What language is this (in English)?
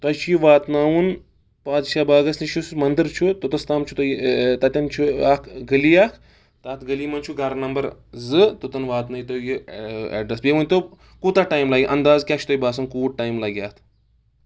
Kashmiri